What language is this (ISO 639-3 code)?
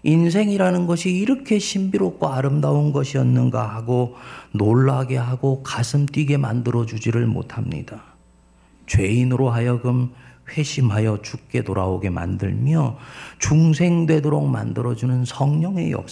kor